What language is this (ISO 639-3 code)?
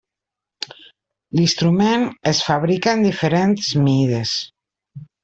cat